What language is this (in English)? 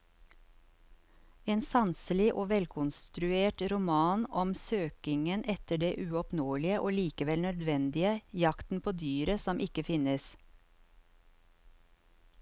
Norwegian